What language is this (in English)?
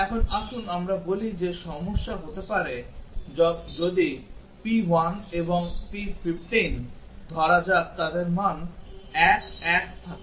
Bangla